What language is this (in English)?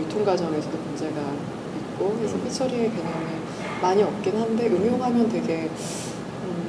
Korean